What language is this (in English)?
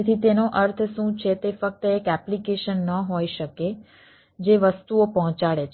Gujarati